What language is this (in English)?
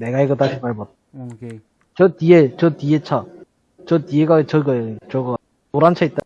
Korean